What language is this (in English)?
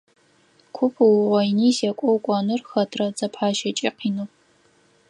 Adyghe